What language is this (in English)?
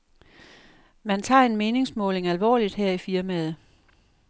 Danish